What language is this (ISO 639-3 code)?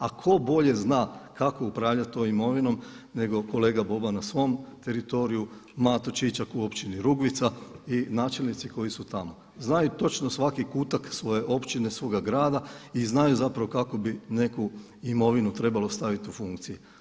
hrv